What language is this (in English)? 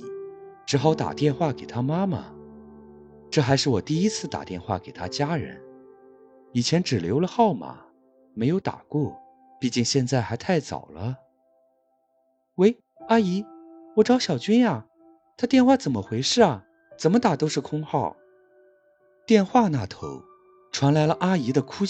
Chinese